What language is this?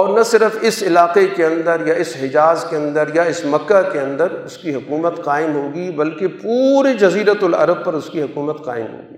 Urdu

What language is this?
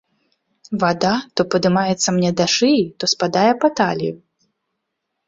Belarusian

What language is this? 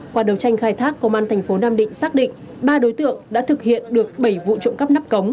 Vietnamese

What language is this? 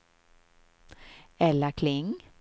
Swedish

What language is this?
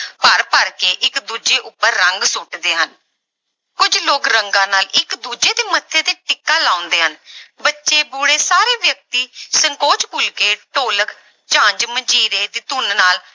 Punjabi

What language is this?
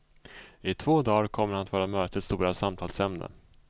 Swedish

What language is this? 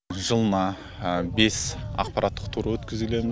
Kazakh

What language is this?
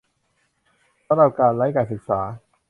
Thai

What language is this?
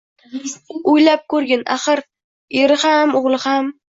Uzbek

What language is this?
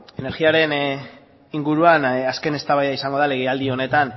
Basque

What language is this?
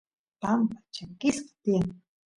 Santiago del Estero Quichua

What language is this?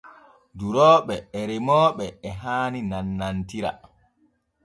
Borgu Fulfulde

